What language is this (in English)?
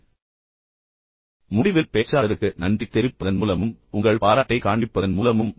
Tamil